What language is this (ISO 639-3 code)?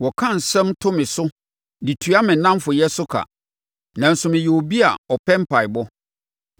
aka